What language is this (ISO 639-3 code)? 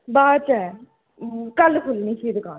doi